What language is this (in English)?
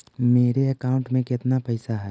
Magahi